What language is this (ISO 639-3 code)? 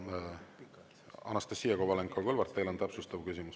est